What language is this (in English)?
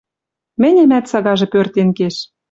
Western Mari